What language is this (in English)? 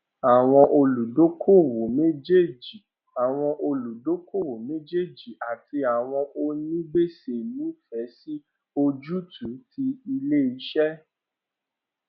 Yoruba